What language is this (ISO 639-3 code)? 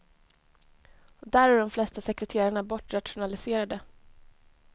swe